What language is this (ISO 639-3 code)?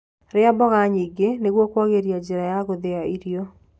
kik